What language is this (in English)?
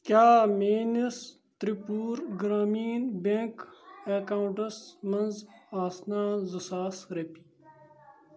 Kashmiri